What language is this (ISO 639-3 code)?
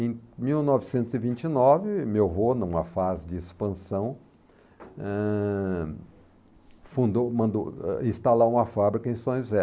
por